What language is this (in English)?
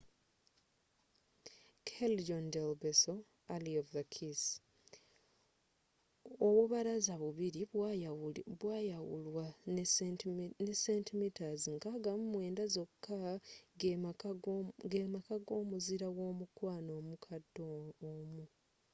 Ganda